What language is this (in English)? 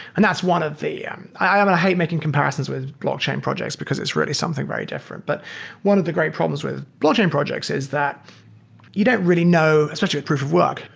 English